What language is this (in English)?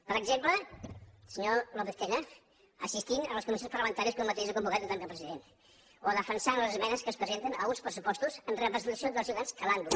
Catalan